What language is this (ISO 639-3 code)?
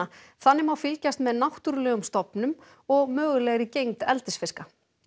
isl